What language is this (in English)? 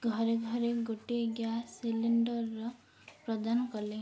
Odia